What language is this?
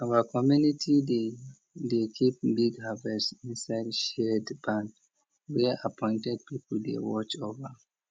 Nigerian Pidgin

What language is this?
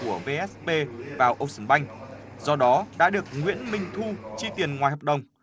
Vietnamese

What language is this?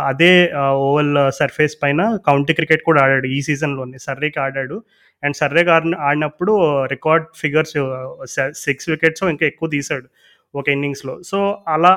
Telugu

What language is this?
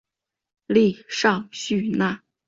Chinese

